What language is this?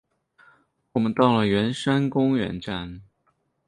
Chinese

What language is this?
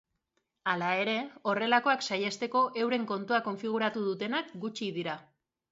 Basque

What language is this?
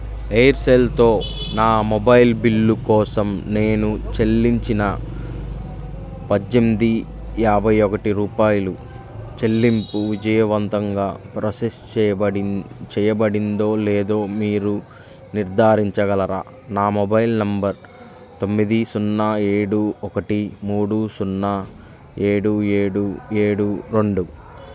Telugu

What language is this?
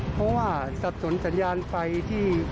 Thai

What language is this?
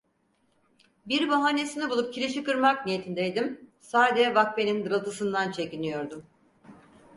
Turkish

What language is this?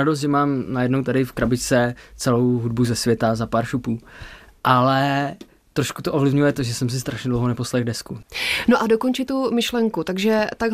Czech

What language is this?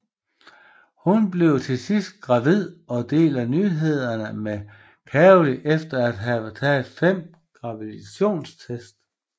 Danish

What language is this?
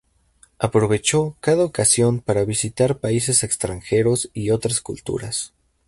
Spanish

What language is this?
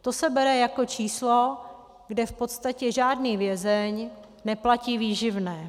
Czech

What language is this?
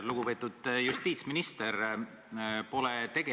Estonian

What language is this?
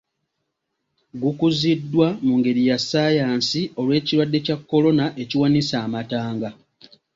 Ganda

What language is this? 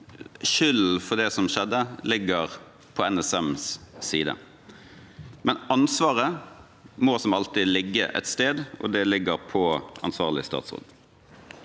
Norwegian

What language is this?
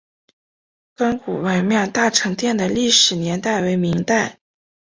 Chinese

